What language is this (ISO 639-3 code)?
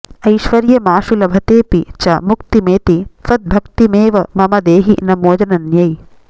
san